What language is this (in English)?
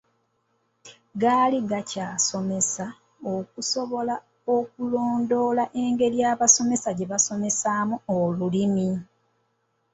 Ganda